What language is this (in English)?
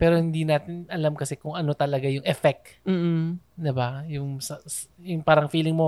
Filipino